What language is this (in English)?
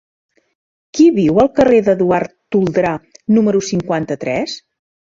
Catalan